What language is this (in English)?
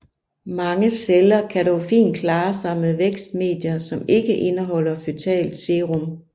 Danish